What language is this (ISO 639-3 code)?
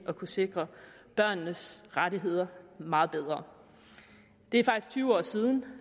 dan